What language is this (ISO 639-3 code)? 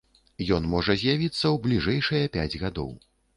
bel